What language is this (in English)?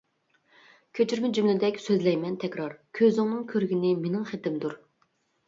Uyghur